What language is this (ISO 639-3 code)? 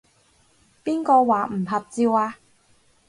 yue